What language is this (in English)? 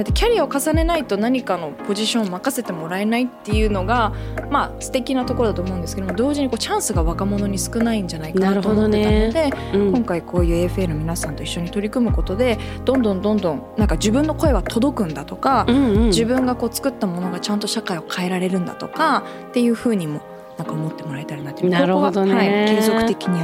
Japanese